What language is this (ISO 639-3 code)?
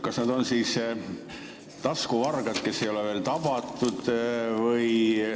est